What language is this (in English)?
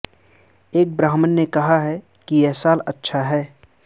Urdu